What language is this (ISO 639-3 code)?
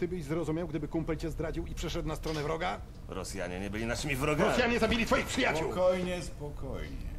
pol